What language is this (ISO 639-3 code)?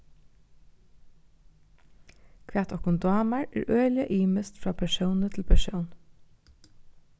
fao